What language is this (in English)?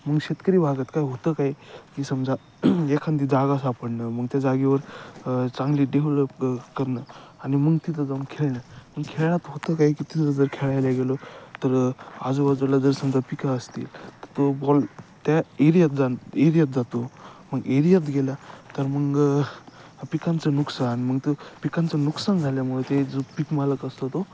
Marathi